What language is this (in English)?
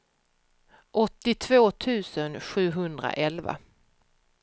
Swedish